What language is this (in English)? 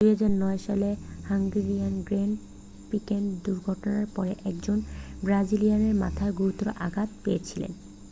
Bangla